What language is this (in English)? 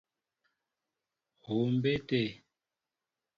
Mbo (Cameroon)